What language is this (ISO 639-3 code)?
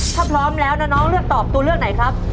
tha